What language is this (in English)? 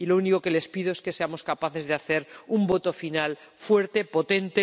Spanish